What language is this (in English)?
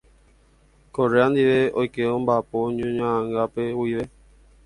Guarani